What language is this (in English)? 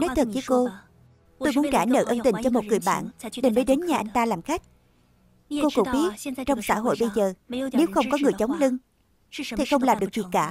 Vietnamese